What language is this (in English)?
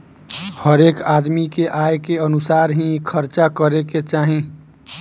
Bhojpuri